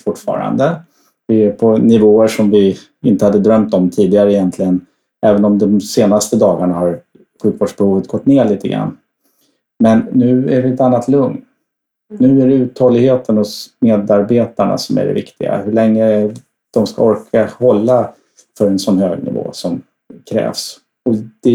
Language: Swedish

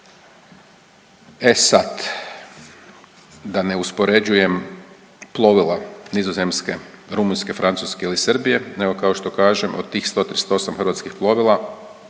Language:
Croatian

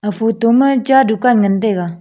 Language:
Wancho Naga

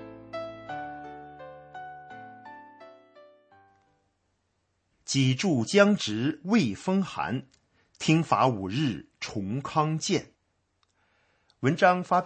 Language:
Chinese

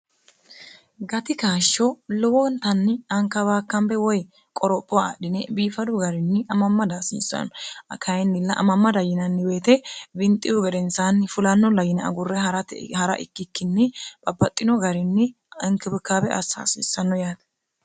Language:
Sidamo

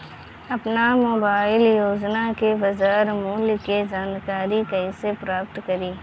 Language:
Bhojpuri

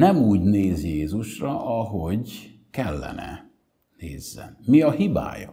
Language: Hungarian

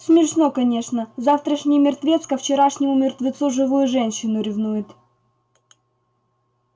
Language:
Russian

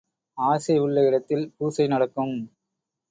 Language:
Tamil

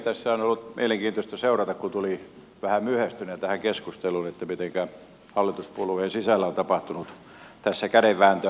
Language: Finnish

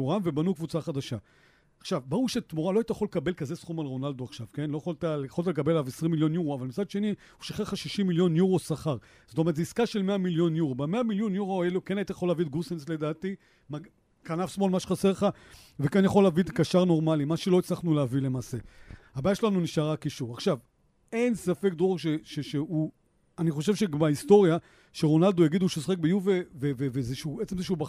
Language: Hebrew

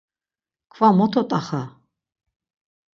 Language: Laz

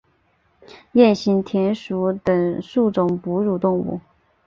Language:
Chinese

